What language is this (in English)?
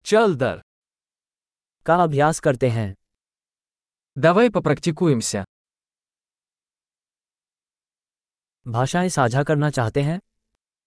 Hindi